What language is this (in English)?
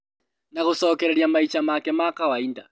Kikuyu